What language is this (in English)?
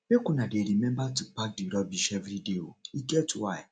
Nigerian Pidgin